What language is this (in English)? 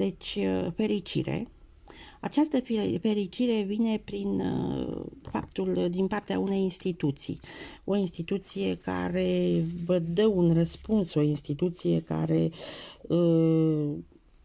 Romanian